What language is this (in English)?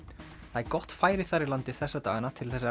Icelandic